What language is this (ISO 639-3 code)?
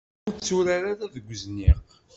kab